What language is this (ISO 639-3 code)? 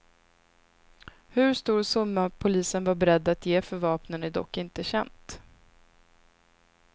swe